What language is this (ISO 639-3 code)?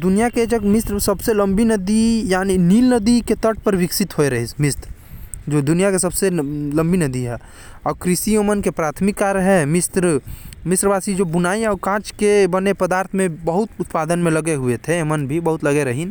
kfp